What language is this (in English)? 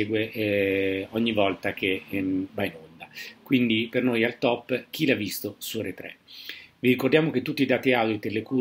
Italian